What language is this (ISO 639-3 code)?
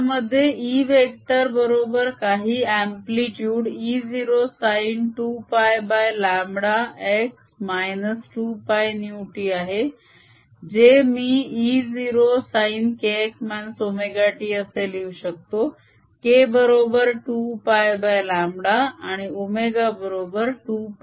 mar